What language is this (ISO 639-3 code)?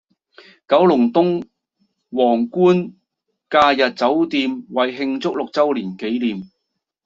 yue